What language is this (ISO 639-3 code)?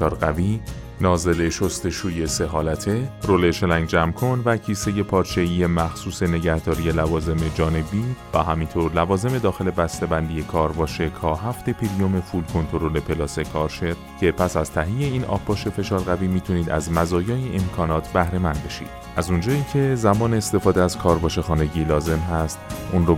fas